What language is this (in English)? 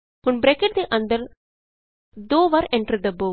Punjabi